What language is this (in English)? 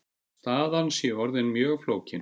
Icelandic